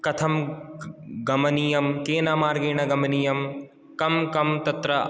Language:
Sanskrit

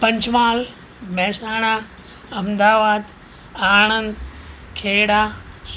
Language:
Gujarati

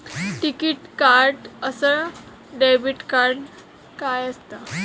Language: Marathi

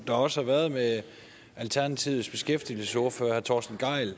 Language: Danish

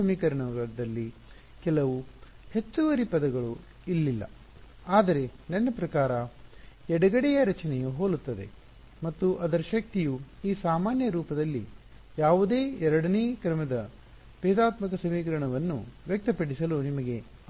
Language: Kannada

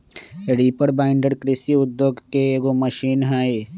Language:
Magahi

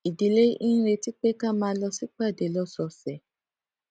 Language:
Yoruba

